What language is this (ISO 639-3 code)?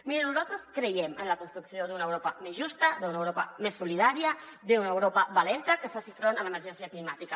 cat